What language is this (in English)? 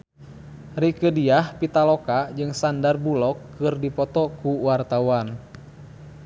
Sundanese